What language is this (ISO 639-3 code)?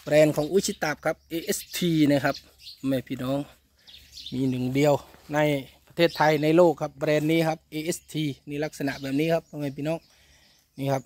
tha